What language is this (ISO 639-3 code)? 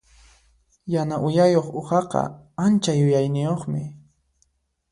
qxp